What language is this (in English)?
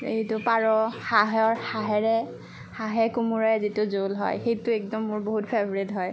Assamese